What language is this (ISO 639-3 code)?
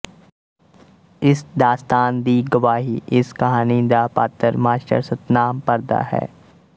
pan